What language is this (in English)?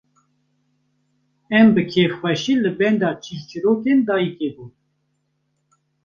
Kurdish